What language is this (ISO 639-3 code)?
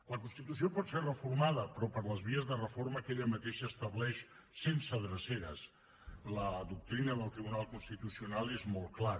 cat